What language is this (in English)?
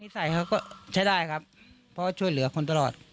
Thai